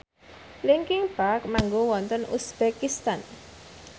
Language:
Javanese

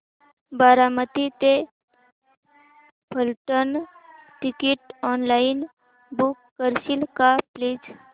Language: Marathi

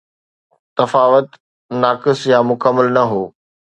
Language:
Sindhi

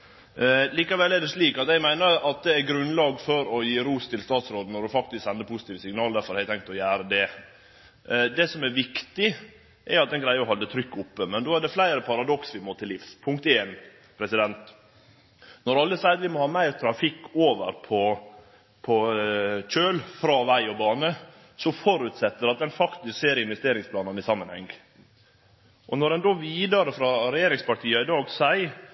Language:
Norwegian Nynorsk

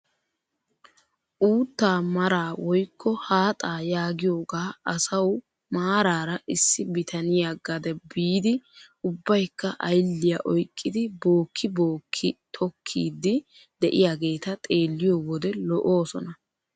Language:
Wolaytta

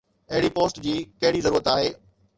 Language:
Sindhi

